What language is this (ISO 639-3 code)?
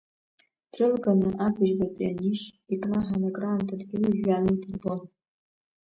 abk